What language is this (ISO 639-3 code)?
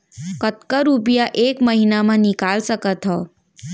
hne